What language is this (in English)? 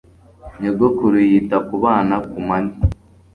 Kinyarwanda